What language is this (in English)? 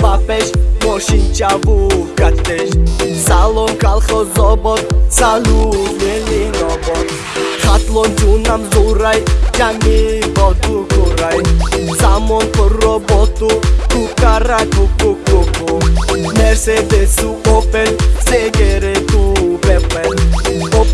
Turkish